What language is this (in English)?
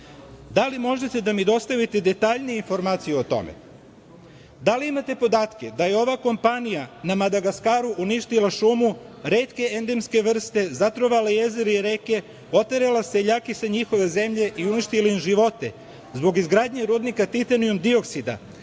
Serbian